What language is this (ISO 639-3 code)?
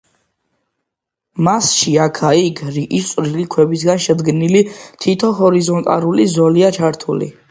kat